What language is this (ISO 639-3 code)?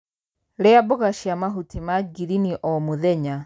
kik